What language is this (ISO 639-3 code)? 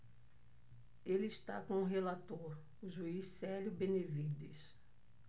por